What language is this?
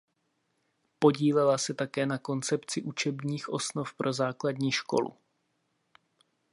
Czech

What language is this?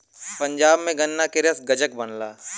Bhojpuri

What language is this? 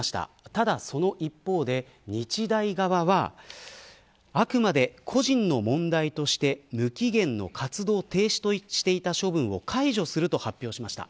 Japanese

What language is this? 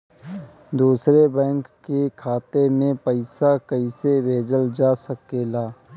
Bhojpuri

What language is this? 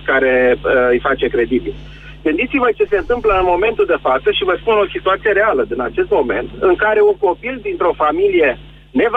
Romanian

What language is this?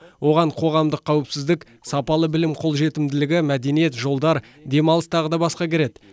Kazakh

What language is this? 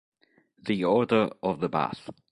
Italian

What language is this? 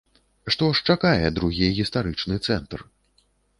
Belarusian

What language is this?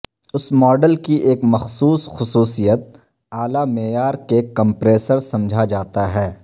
Urdu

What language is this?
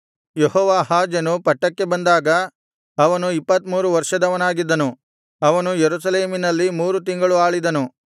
Kannada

